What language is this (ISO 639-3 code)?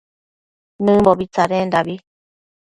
mcf